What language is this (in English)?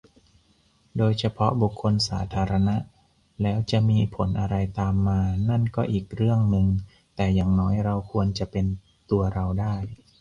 Thai